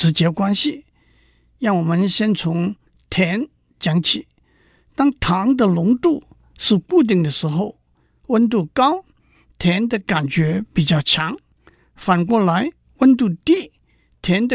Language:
Chinese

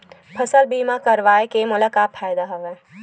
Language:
Chhattisgarhi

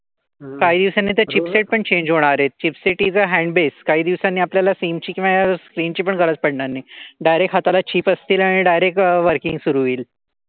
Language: Marathi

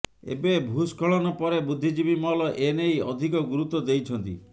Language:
Odia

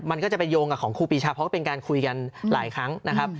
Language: Thai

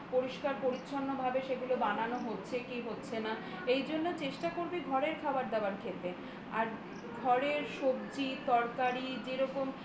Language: Bangla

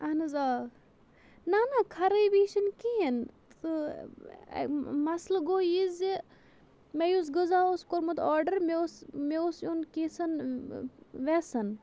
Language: Kashmiri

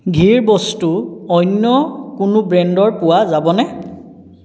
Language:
Assamese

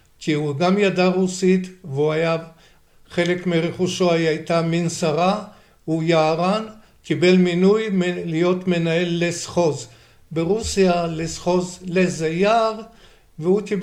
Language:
Hebrew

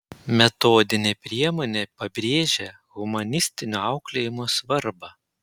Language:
Lithuanian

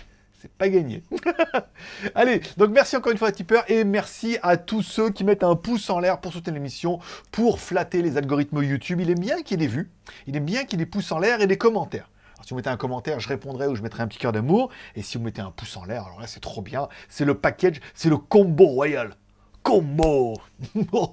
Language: French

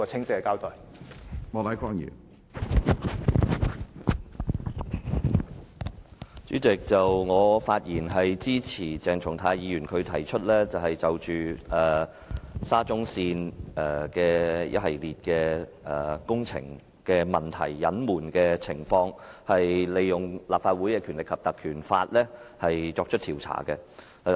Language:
Cantonese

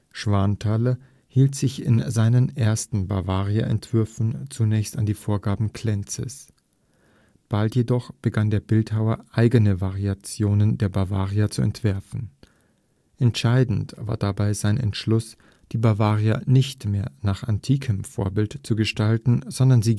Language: German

